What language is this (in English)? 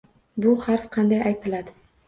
Uzbek